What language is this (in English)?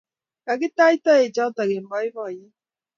Kalenjin